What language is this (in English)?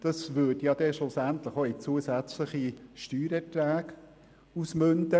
Swiss German